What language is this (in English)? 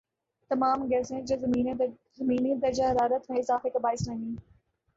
Urdu